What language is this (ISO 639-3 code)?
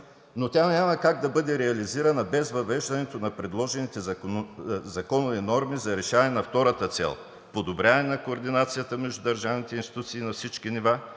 bul